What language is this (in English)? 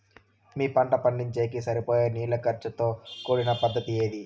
Telugu